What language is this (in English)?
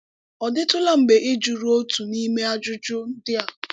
Igbo